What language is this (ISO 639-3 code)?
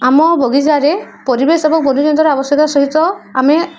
ori